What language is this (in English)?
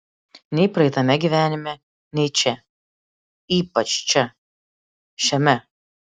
Lithuanian